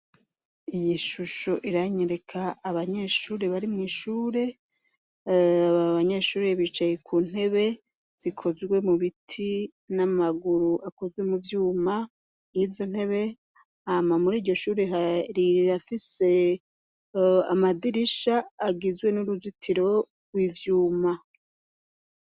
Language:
Rundi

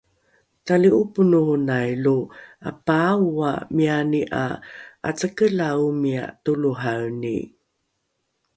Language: Rukai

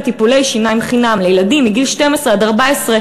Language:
Hebrew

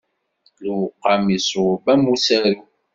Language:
Kabyle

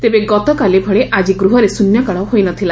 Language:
Odia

